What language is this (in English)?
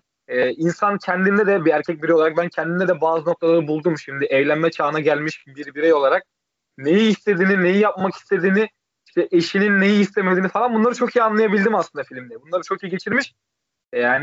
Turkish